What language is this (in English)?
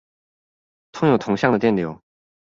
Chinese